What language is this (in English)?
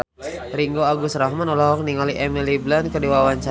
Sundanese